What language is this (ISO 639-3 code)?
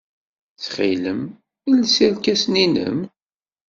kab